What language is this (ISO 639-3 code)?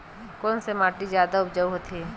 hne